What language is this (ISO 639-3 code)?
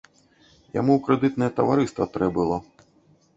bel